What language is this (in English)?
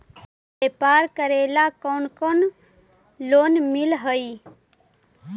Magahi